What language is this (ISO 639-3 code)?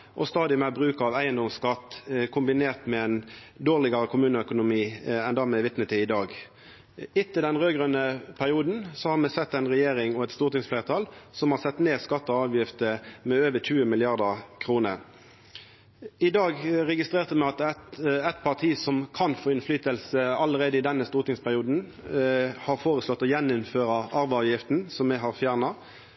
nno